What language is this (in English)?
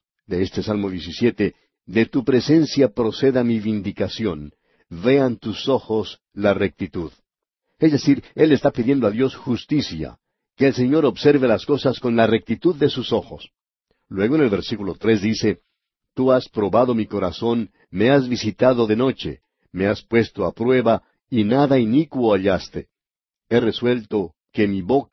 Spanish